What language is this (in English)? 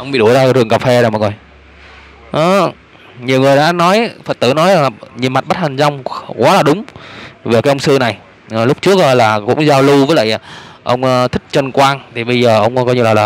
Vietnamese